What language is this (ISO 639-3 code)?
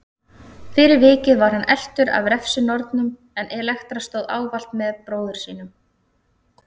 isl